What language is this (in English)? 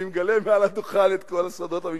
Hebrew